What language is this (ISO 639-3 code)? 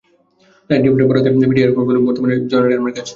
ben